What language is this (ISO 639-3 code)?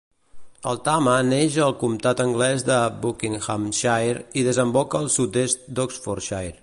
cat